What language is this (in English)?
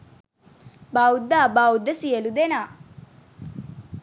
Sinhala